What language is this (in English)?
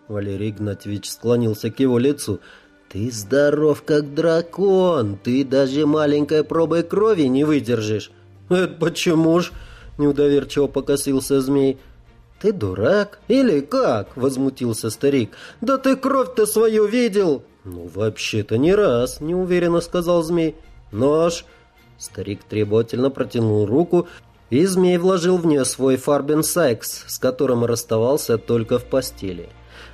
Russian